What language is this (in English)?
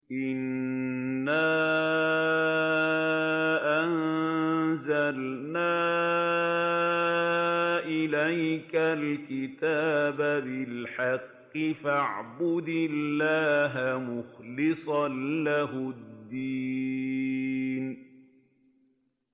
Arabic